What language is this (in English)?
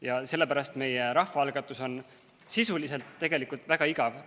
Estonian